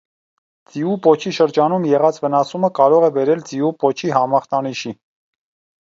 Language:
Armenian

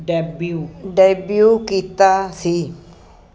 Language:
Punjabi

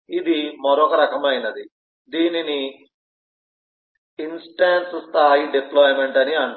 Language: Telugu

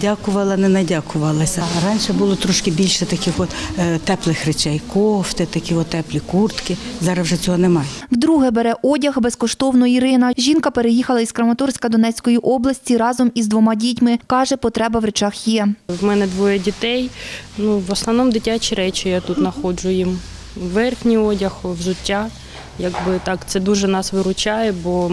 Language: Ukrainian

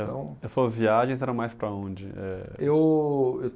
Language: Portuguese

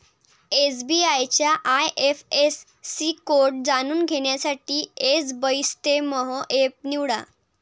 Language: Marathi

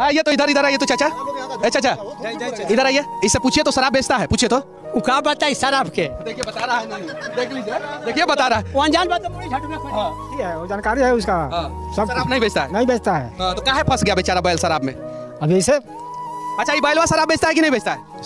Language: Hindi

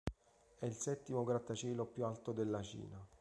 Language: Italian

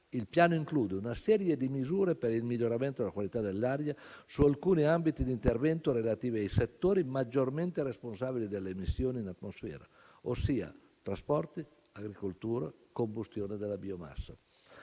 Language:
Italian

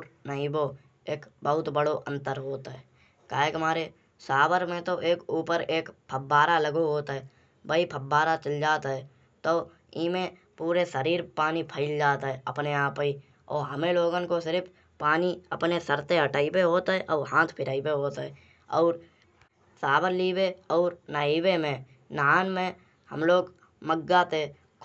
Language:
Kanauji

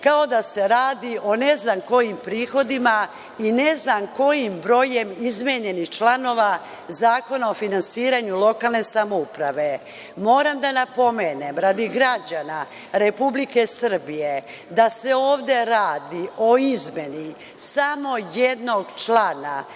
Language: Serbian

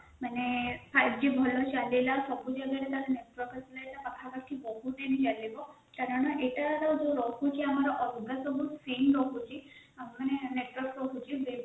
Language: Odia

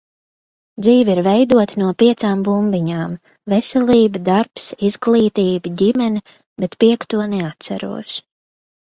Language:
Latvian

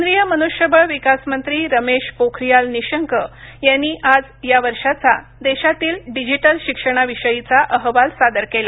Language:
Marathi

